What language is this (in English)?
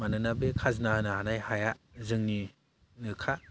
Bodo